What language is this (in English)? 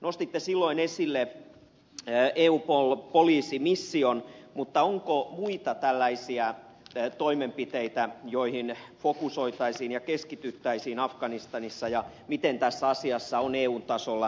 Finnish